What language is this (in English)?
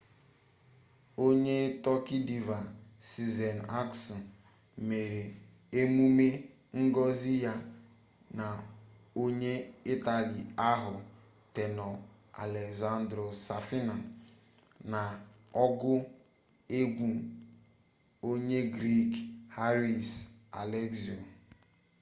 Igbo